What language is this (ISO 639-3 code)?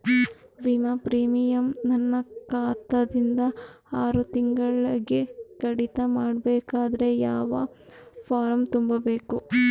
kan